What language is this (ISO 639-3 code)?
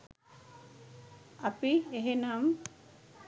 sin